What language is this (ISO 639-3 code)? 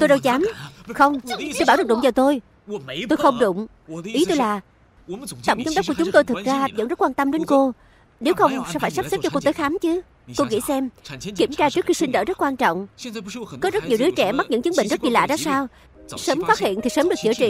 vie